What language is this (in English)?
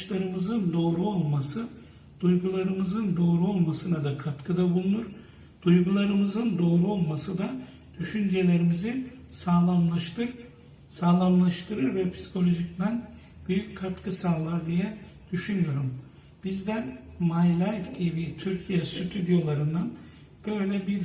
Turkish